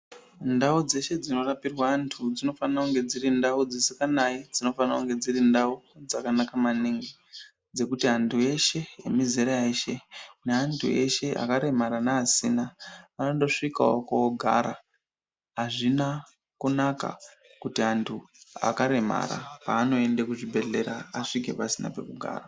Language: Ndau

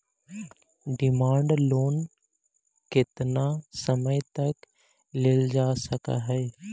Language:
Magahi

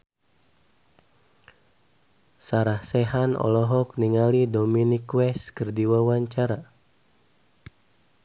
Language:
Sundanese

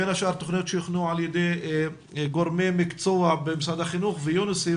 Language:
Hebrew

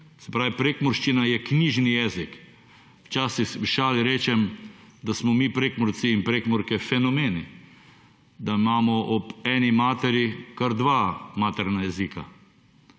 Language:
Slovenian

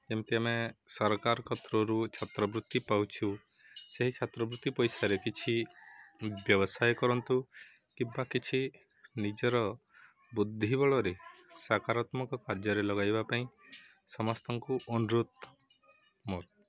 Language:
Odia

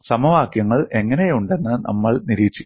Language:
Malayalam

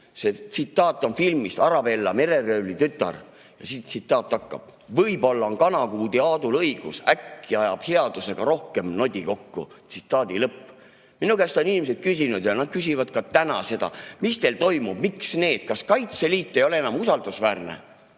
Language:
Estonian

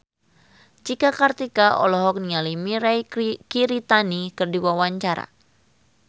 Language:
Sundanese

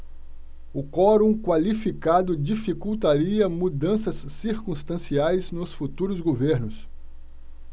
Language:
Portuguese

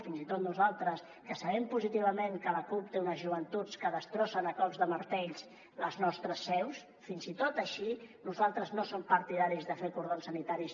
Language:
Catalan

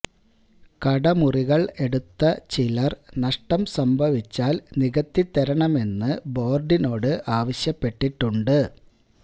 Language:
Malayalam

